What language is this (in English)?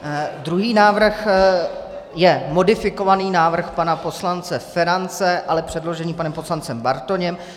Czech